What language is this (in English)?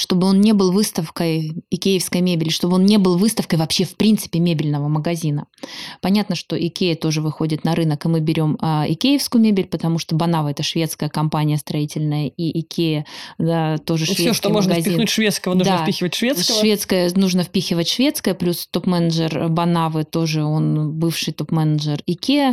Russian